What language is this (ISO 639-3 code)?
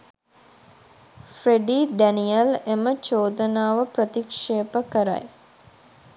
sin